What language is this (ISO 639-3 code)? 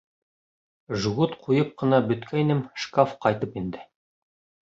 bak